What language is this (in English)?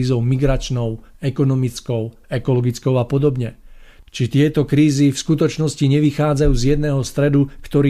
Slovak